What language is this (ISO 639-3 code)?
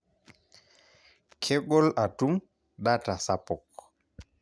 mas